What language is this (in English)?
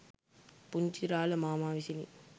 Sinhala